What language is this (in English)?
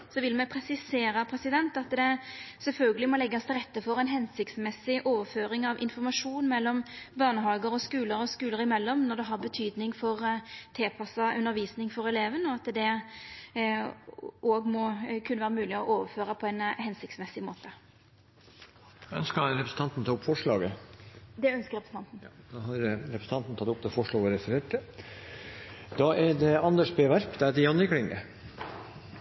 Norwegian